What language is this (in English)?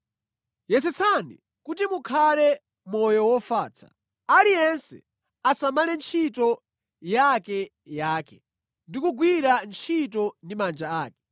Nyanja